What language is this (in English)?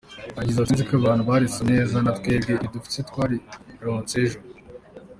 Kinyarwanda